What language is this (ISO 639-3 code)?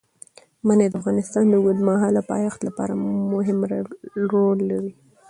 pus